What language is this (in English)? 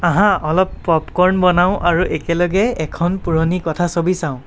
Assamese